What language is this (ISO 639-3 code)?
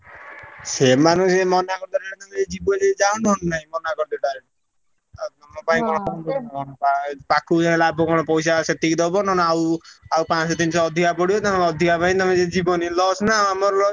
ori